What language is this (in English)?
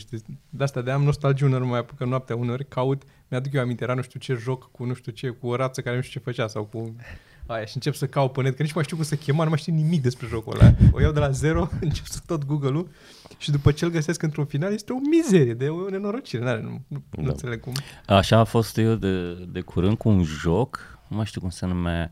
Romanian